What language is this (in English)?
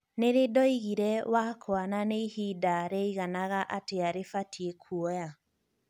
Kikuyu